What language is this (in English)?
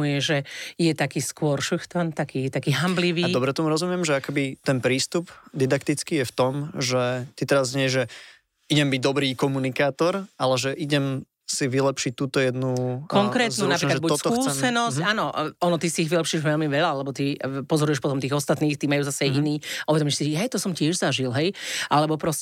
Slovak